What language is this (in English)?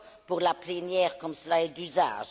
French